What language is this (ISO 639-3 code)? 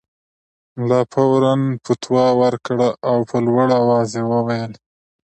pus